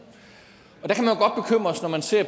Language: Danish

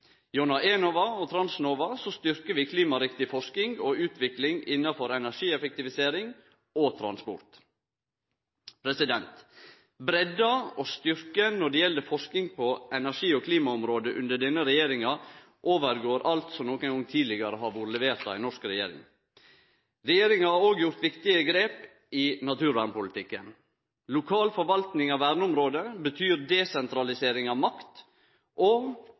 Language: Norwegian Nynorsk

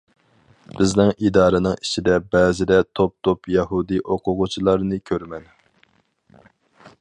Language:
Uyghur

